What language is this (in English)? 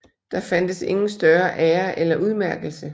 Danish